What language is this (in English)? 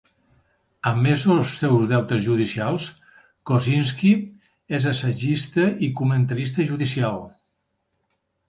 Catalan